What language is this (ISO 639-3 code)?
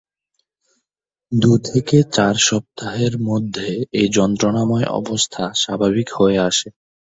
ben